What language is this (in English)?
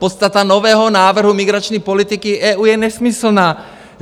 Czech